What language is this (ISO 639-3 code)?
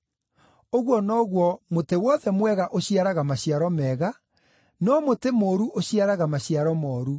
kik